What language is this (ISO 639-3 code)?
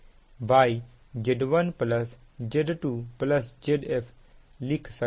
hin